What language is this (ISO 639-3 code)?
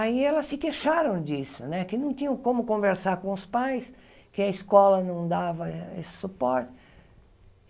por